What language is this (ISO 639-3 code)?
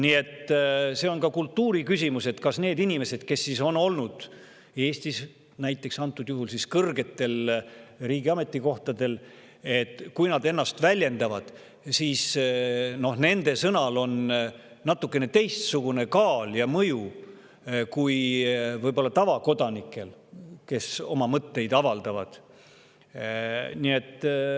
est